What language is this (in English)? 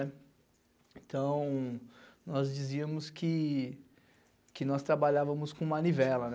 Portuguese